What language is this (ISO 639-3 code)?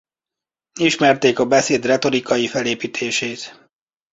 hun